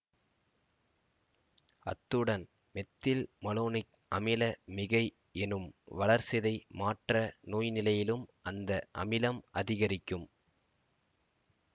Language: Tamil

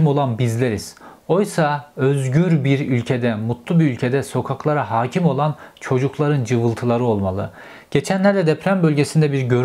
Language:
Turkish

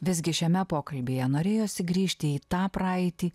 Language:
Lithuanian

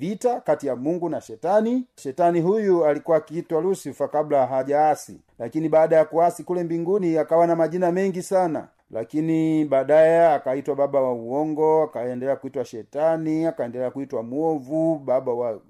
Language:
Swahili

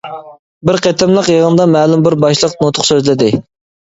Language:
Uyghur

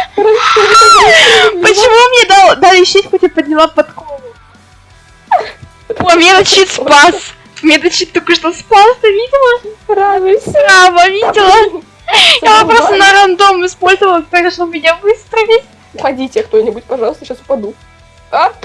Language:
Russian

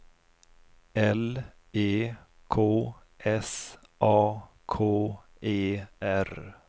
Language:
Swedish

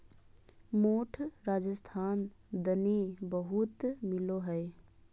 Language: Magahi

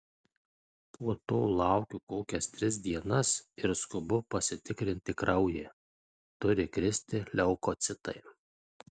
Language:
Lithuanian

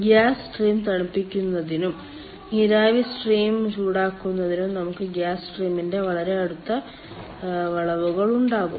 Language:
Malayalam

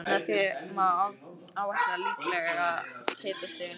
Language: Icelandic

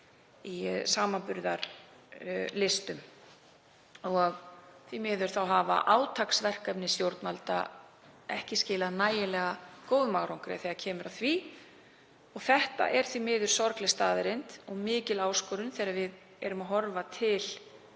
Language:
Icelandic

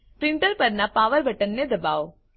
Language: Gujarati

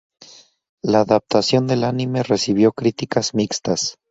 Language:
Spanish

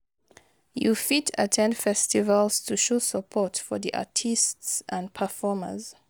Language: Nigerian Pidgin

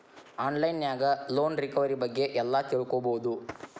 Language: Kannada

